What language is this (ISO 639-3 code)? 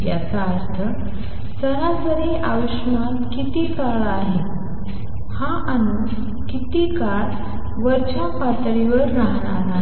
mar